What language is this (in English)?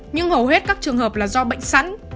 Vietnamese